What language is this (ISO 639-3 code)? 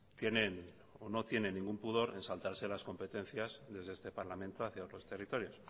spa